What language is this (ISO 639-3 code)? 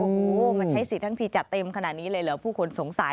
tha